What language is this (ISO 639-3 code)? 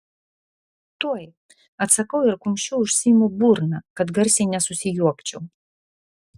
lit